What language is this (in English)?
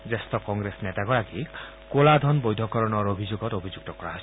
Assamese